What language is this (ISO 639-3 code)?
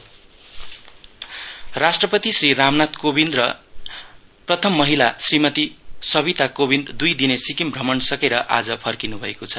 nep